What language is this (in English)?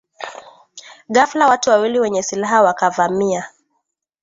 Swahili